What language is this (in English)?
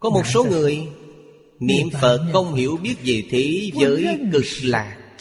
Vietnamese